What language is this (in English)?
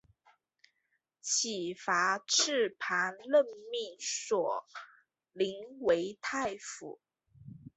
Chinese